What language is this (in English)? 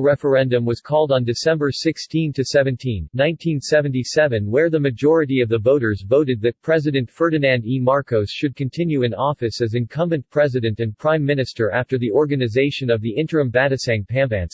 English